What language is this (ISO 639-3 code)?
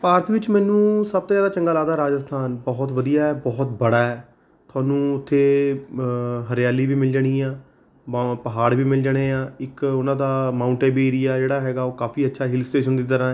pan